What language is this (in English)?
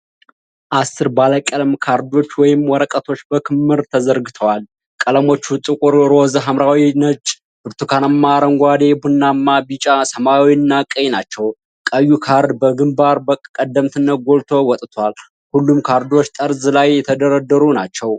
Amharic